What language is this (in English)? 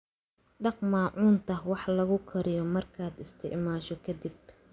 Somali